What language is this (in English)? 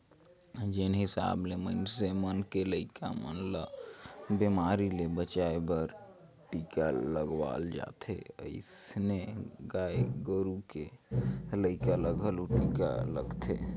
Chhattisgarhi